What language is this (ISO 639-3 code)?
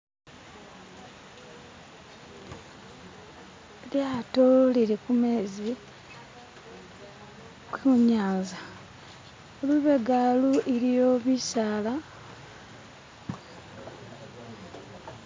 myx